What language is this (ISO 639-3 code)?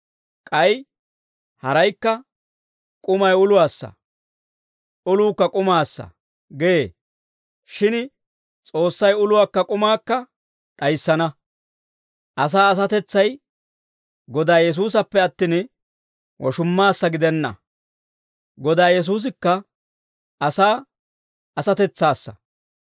dwr